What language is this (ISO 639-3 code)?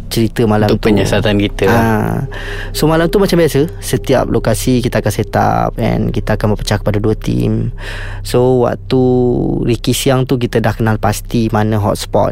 msa